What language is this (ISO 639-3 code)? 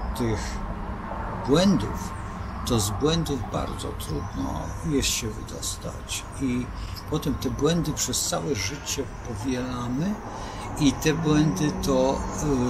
pol